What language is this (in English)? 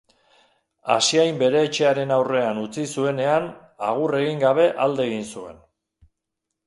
Basque